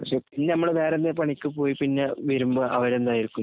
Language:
Malayalam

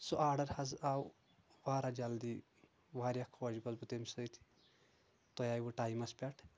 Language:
Kashmiri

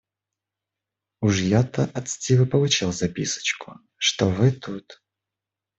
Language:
Russian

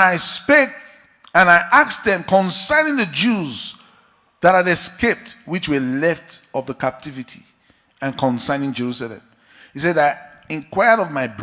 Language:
English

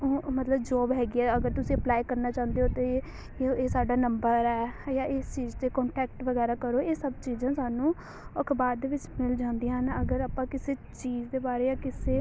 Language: Punjabi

